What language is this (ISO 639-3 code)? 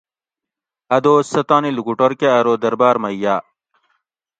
gwc